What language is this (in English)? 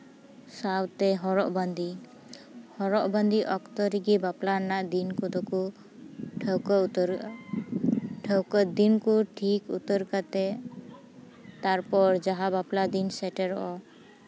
Santali